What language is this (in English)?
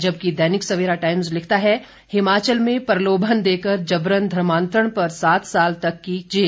Hindi